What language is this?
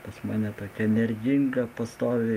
Lithuanian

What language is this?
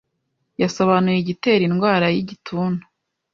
Kinyarwanda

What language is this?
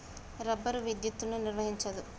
Telugu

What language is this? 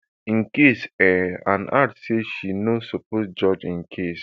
Nigerian Pidgin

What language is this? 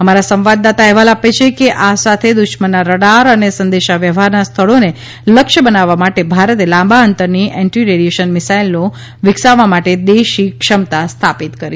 Gujarati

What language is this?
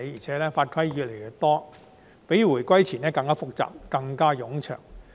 Cantonese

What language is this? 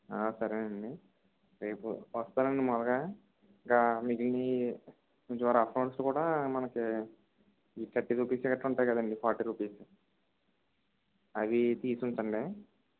Telugu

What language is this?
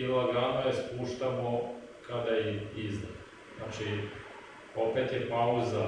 Serbian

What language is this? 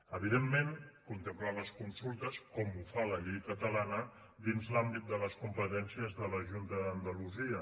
Catalan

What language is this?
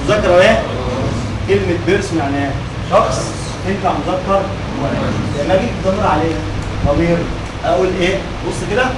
Arabic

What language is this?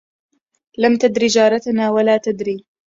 Arabic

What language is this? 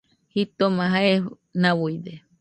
Nüpode Huitoto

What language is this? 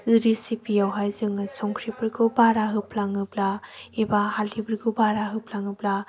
Bodo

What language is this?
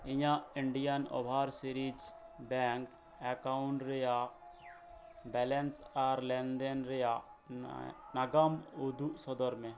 Santali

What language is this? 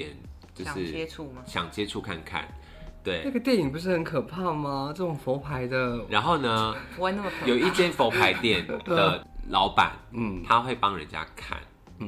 Chinese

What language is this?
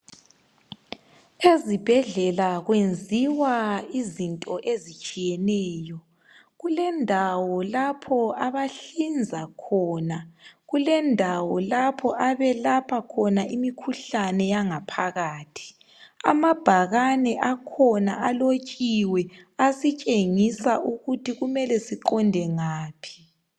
North Ndebele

